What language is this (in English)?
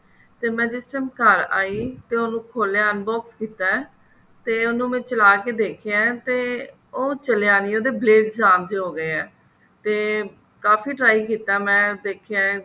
Punjabi